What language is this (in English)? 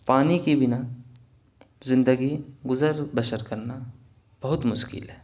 Urdu